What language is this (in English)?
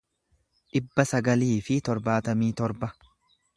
Oromo